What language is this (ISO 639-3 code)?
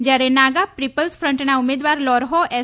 guj